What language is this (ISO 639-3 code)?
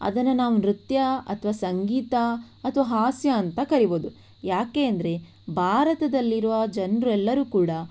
kan